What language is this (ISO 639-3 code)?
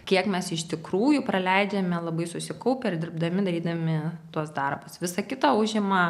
lit